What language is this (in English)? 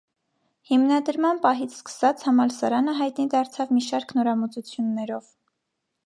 Armenian